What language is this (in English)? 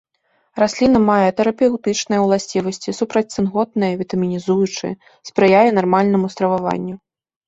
Belarusian